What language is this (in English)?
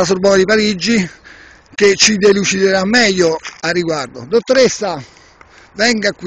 Italian